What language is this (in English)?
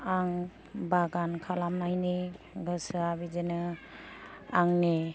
Bodo